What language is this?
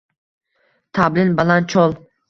Uzbek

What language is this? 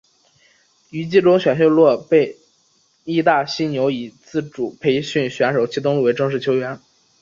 Chinese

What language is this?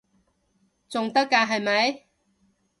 Cantonese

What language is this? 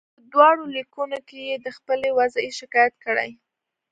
Pashto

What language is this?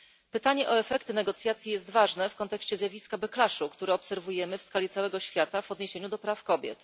Polish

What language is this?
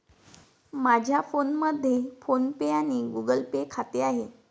Marathi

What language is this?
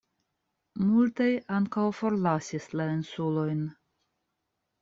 Esperanto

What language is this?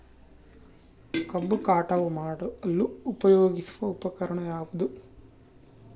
Kannada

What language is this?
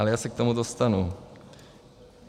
Czech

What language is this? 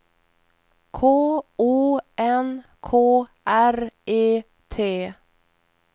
Swedish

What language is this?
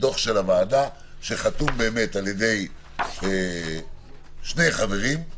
Hebrew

